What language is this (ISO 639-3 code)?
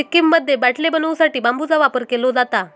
mar